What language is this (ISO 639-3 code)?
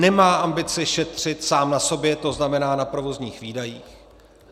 ces